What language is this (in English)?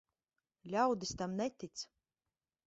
Latvian